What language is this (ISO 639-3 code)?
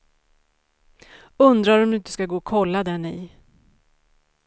swe